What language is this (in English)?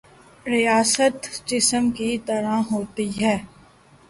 Urdu